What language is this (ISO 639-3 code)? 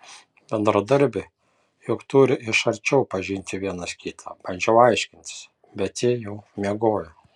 lit